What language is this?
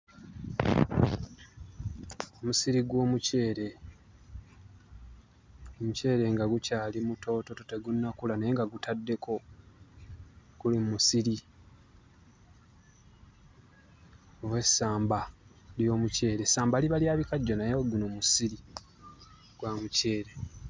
Ganda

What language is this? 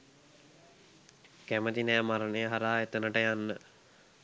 Sinhala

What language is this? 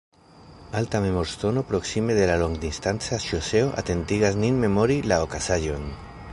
Esperanto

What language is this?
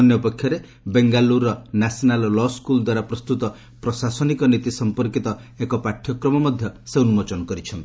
Odia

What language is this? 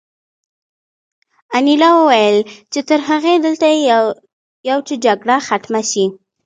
Pashto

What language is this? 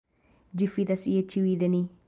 Esperanto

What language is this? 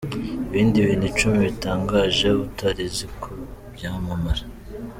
Kinyarwanda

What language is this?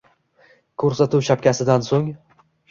Uzbek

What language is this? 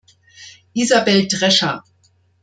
German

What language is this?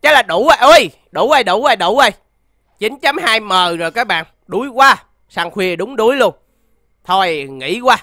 Vietnamese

